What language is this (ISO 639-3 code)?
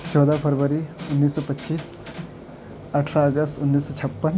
urd